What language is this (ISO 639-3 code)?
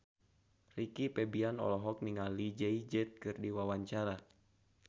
sun